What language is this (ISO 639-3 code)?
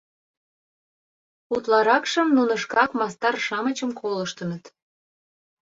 chm